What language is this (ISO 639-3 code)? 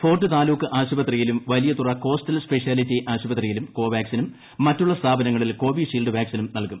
mal